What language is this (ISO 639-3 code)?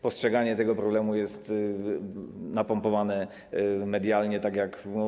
pol